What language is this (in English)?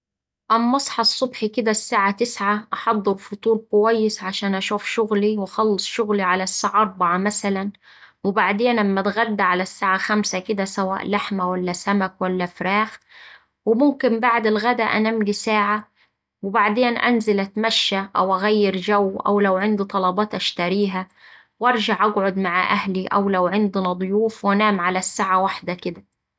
Saidi Arabic